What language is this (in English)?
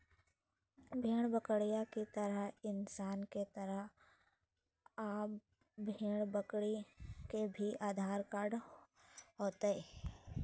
Magahi